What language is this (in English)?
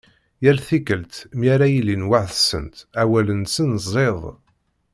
Kabyle